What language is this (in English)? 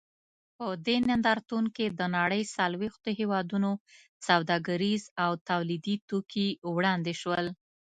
Pashto